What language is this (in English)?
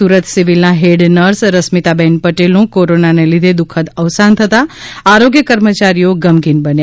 Gujarati